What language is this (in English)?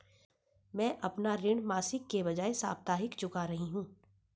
Hindi